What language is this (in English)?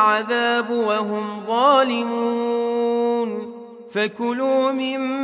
Arabic